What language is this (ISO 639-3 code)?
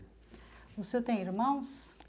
por